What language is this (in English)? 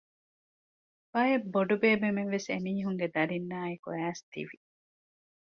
Divehi